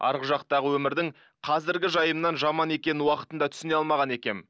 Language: Kazakh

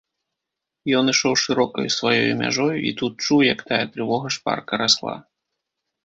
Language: Belarusian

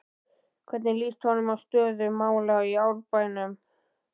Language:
Icelandic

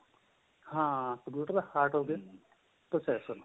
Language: Punjabi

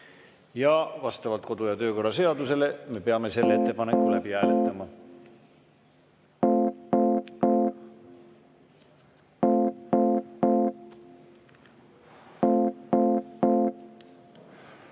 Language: Estonian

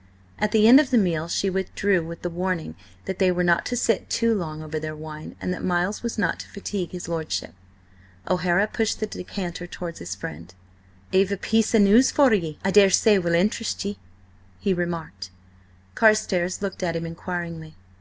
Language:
English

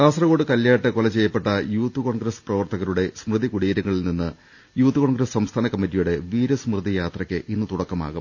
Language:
Malayalam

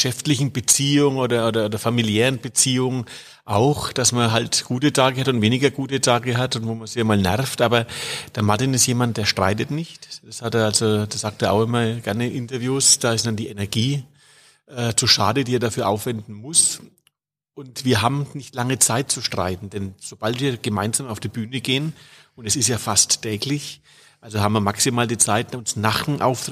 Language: German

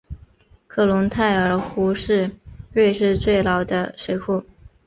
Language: Chinese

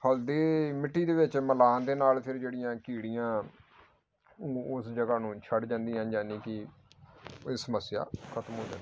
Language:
Punjabi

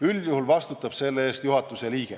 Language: Estonian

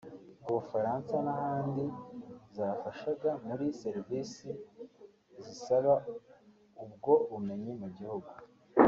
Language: Kinyarwanda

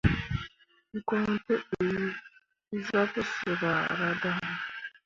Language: Mundang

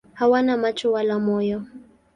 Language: Swahili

